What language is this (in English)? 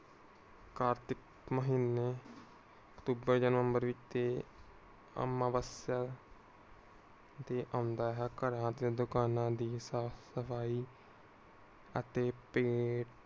Punjabi